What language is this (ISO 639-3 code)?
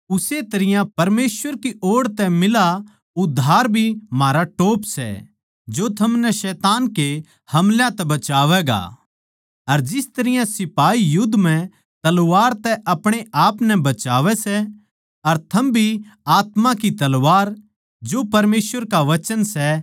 bgc